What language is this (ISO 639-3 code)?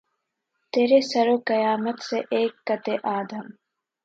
urd